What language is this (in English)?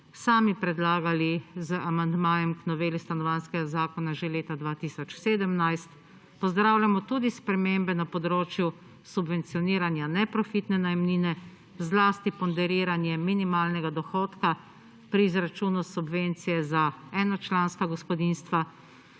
Slovenian